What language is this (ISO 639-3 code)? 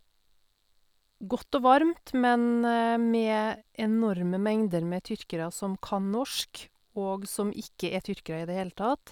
nor